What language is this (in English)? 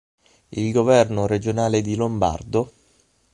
Italian